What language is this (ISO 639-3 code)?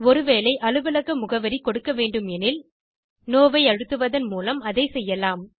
tam